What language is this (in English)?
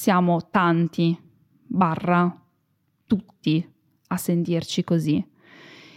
Italian